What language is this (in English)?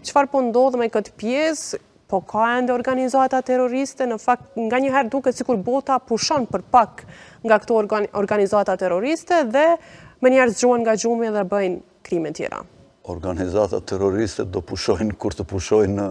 Romanian